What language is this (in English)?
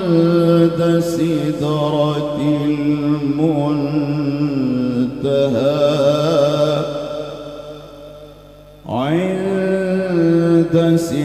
Arabic